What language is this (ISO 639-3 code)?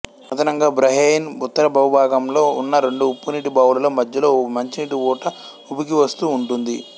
tel